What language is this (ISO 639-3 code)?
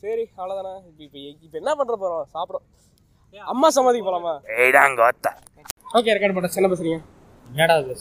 tam